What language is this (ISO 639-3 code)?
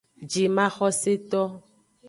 ajg